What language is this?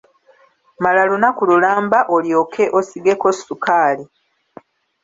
Ganda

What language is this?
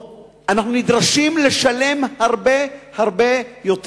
Hebrew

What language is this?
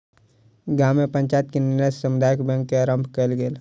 Maithili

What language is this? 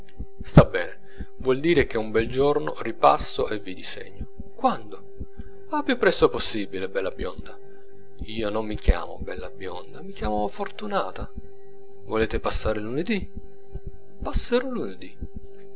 Italian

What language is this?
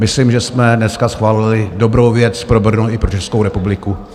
Czech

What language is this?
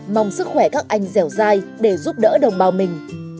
Vietnamese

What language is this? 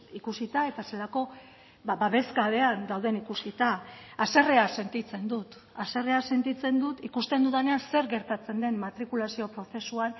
Basque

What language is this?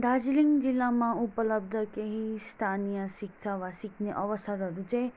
Nepali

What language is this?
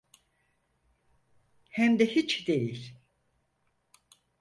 Turkish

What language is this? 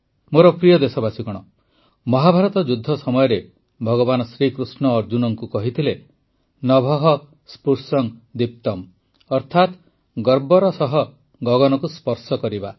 Odia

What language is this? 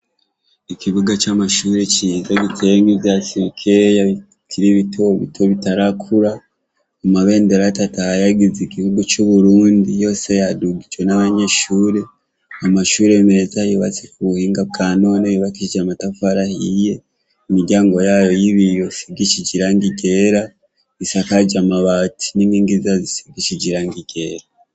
Rundi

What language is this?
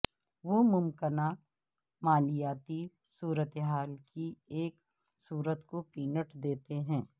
Urdu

